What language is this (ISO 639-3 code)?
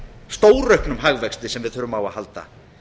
isl